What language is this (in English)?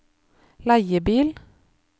Norwegian